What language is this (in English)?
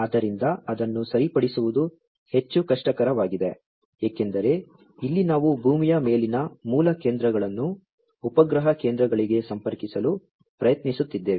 Kannada